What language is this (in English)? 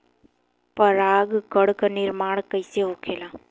Bhojpuri